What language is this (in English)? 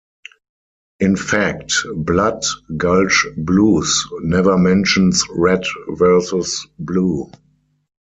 English